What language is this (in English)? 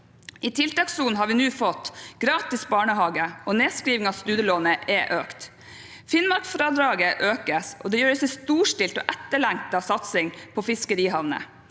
Norwegian